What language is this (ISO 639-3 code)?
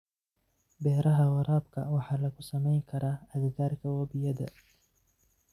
som